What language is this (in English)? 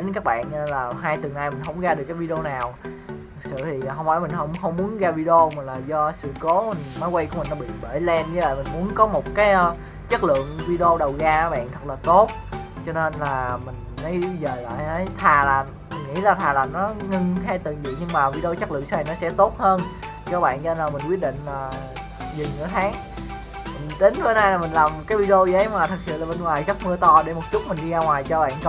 Vietnamese